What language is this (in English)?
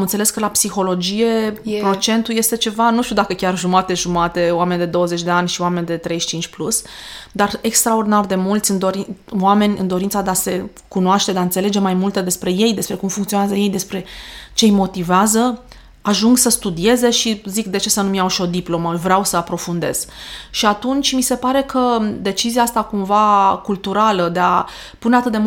Romanian